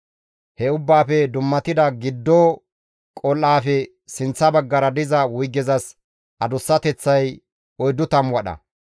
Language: Gamo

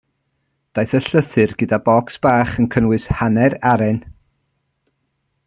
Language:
Welsh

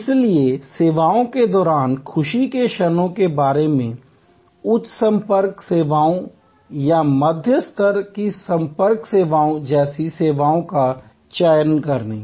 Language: Hindi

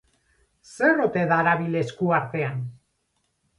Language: Basque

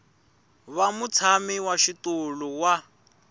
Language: Tsonga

